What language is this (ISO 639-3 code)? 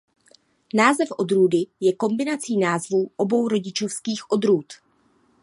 ces